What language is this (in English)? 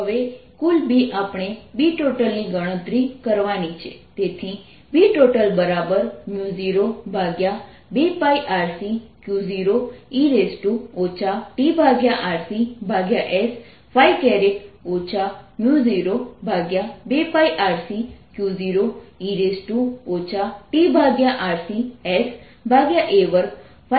Gujarati